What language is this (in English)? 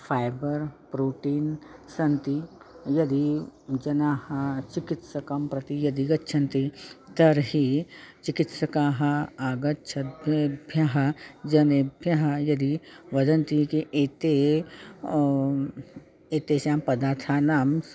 Sanskrit